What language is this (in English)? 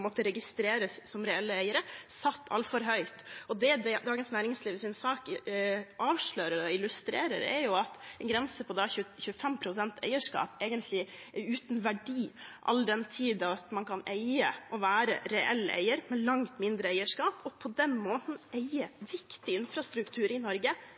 Norwegian Bokmål